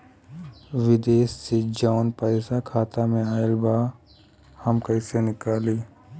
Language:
Bhojpuri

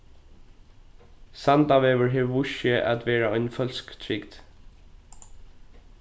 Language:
Faroese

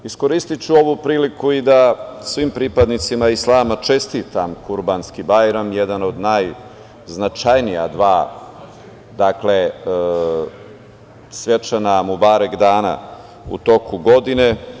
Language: Serbian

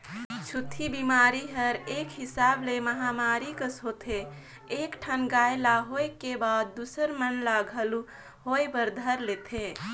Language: Chhattisgarhi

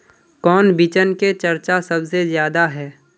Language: Magahi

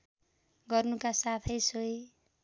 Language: Nepali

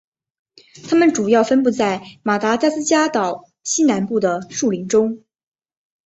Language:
Chinese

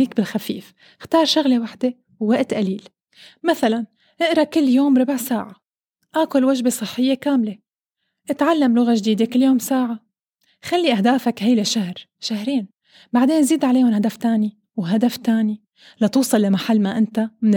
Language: Arabic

